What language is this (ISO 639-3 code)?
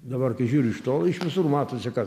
lit